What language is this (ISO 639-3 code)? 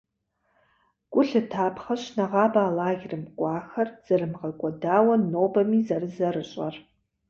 kbd